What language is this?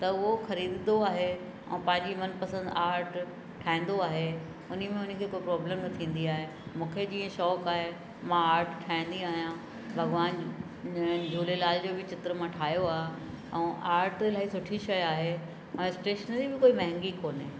Sindhi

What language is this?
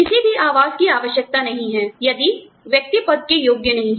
Hindi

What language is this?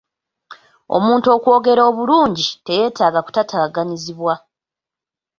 Ganda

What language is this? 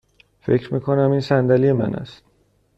Persian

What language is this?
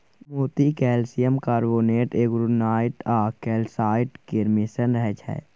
Maithili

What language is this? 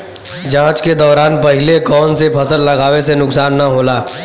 Bhojpuri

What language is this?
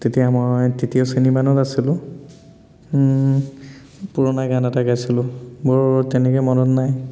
Assamese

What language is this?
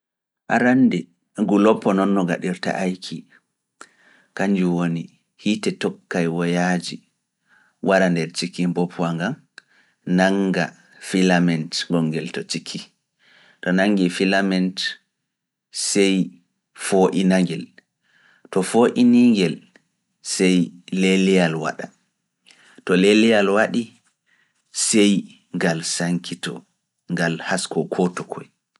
Fula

